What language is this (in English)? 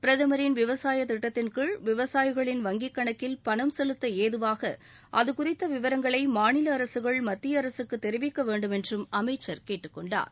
Tamil